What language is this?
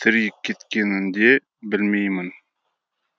Kazakh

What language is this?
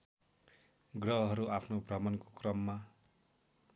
Nepali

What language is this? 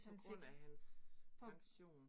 Danish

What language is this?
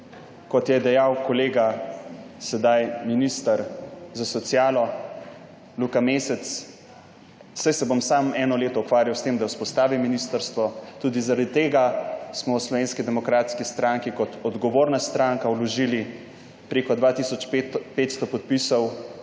Slovenian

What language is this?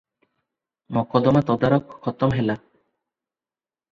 Odia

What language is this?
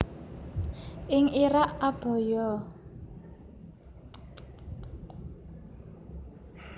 Javanese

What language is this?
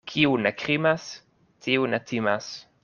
Esperanto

